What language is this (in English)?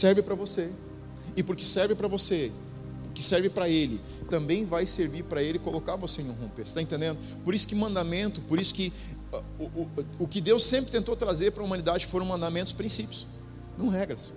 Portuguese